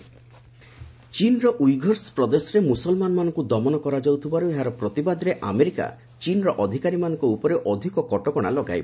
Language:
Odia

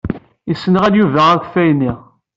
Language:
Kabyle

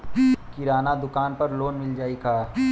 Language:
Bhojpuri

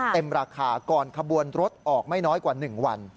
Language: Thai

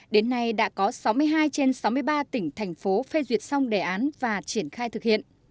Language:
Vietnamese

